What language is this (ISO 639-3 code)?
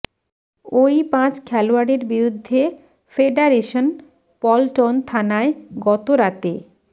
ben